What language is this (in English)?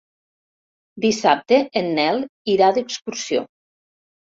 Catalan